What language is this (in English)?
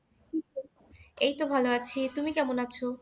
Bangla